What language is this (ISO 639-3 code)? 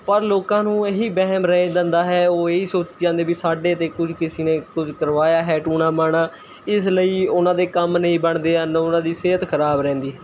pan